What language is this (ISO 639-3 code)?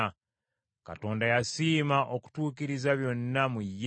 lug